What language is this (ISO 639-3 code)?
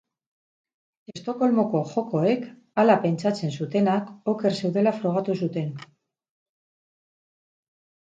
eus